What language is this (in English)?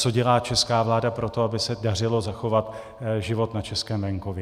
Czech